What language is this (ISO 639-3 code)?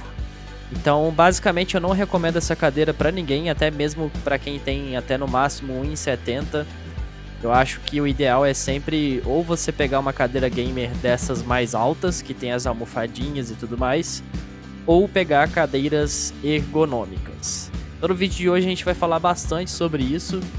por